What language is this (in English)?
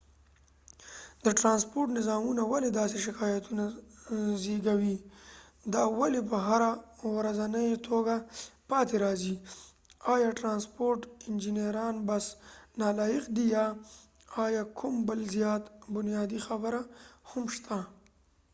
Pashto